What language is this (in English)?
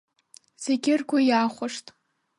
Abkhazian